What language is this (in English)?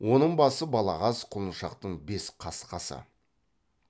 Kazakh